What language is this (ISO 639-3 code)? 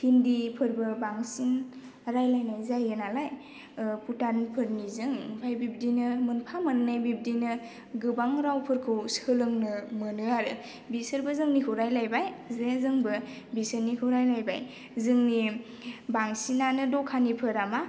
brx